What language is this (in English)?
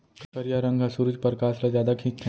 Chhattisgarhi